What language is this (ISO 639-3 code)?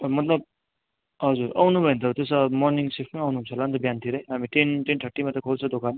nep